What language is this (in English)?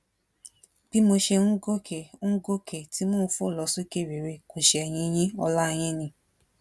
Yoruba